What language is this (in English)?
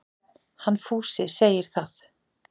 Icelandic